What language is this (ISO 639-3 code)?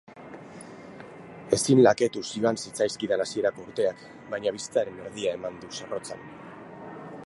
eus